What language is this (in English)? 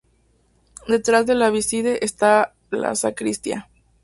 Spanish